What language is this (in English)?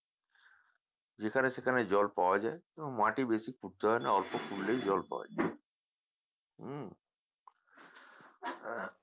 Bangla